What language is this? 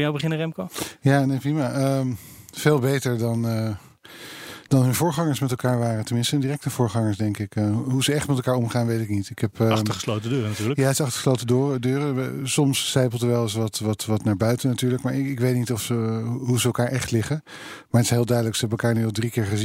Dutch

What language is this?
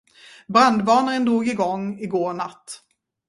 Swedish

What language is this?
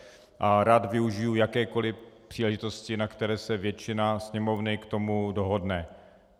Czech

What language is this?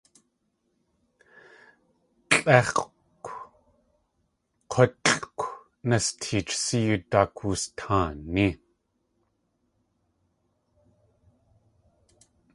Tlingit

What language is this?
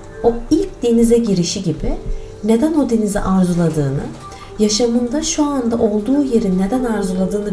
Turkish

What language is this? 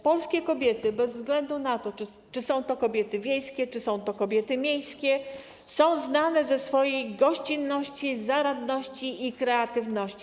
Polish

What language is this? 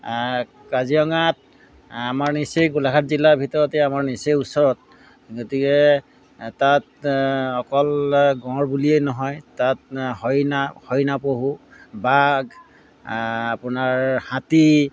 Assamese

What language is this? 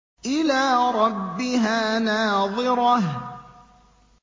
Arabic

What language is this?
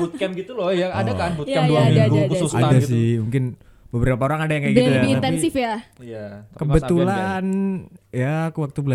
Indonesian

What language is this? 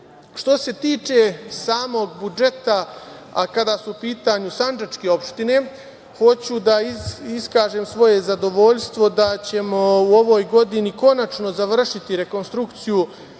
Serbian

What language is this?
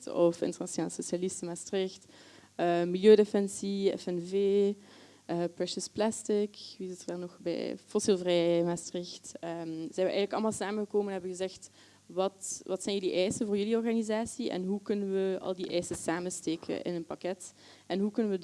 Dutch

